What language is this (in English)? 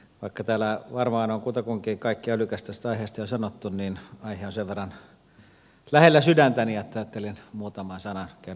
Finnish